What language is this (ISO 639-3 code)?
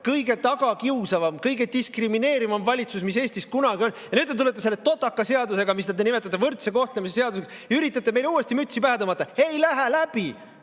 est